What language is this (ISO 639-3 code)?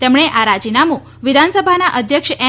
guj